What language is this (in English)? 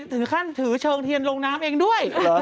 Thai